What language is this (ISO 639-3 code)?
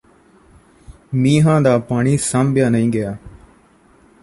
pan